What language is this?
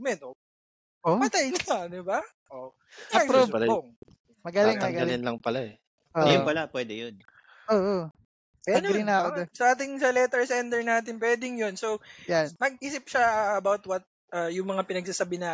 Filipino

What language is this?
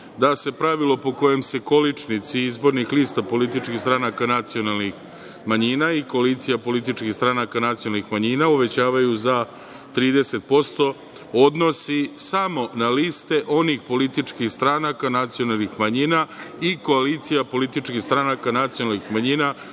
Serbian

